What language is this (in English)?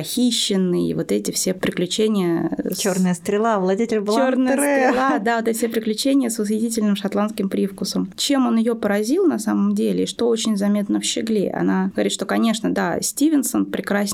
Russian